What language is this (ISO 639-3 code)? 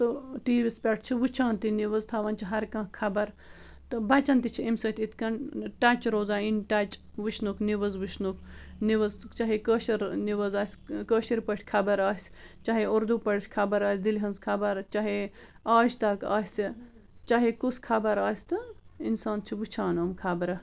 kas